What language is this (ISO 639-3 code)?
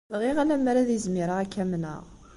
kab